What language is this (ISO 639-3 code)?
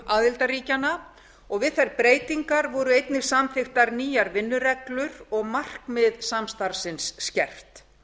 isl